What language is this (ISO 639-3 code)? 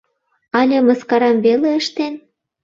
chm